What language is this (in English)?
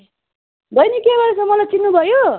Nepali